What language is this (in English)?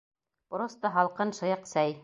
Bashkir